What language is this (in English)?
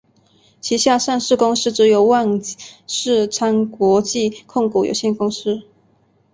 Chinese